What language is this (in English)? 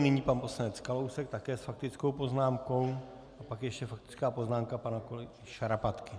Czech